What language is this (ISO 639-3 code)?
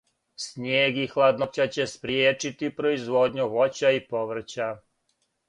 srp